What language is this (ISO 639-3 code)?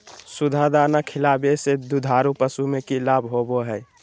mag